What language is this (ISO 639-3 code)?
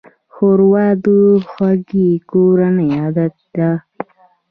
pus